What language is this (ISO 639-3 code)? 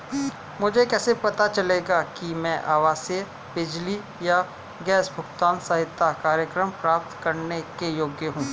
hin